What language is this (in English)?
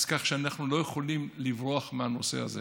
Hebrew